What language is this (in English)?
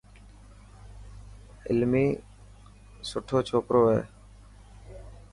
Dhatki